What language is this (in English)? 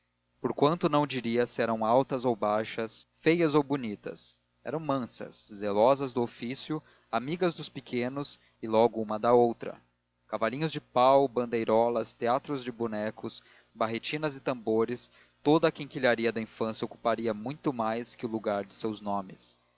Portuguese